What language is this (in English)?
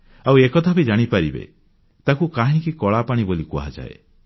Odia